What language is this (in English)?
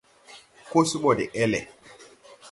Tupuri